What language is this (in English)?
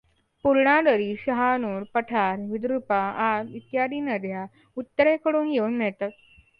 Marathi